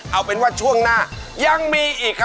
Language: Thai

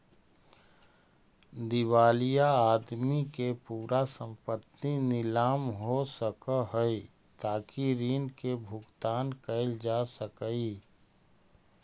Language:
Magahi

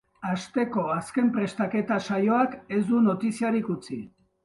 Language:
Basque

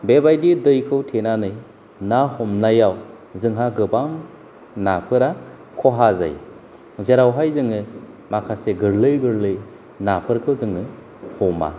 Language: Bodo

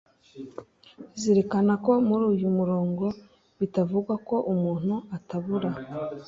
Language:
Kinyarwanda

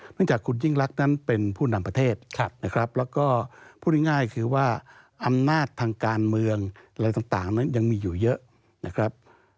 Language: Thai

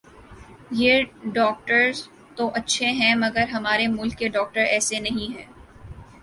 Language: Urdu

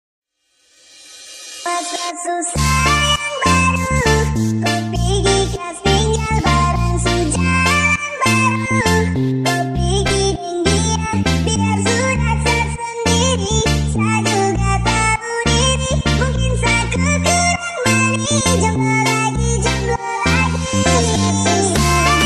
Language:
Indonesian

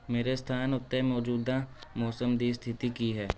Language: Punjabi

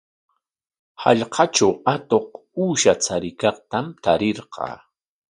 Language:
Corongo Ancash Quechua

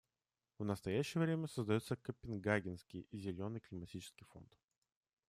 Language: Russian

